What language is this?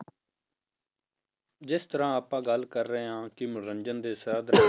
Punjabi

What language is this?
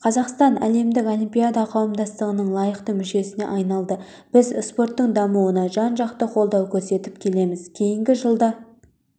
Kazakh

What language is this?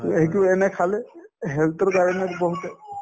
Assamese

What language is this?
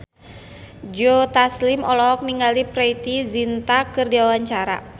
Sundanese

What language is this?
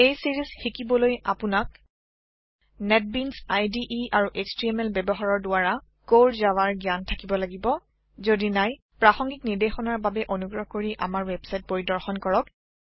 Assamese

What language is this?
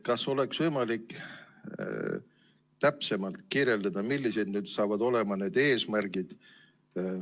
Estonian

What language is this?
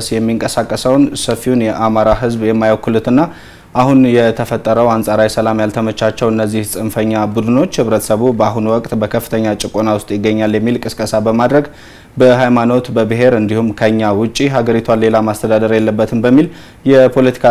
Arabic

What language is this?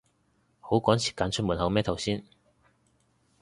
Cantonese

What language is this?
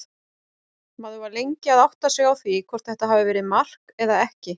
Icelandic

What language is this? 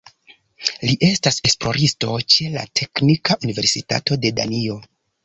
Esperanto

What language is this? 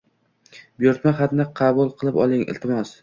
Uzbek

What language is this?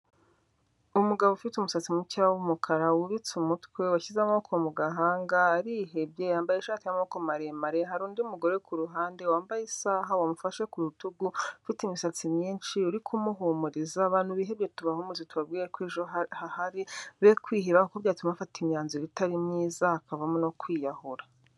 Kinyarwanda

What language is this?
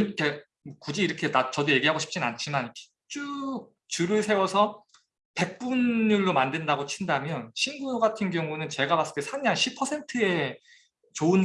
Korean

